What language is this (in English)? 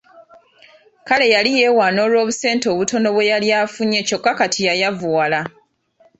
Ganda